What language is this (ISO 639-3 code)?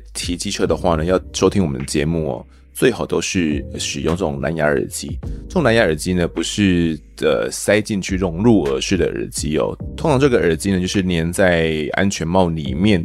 zho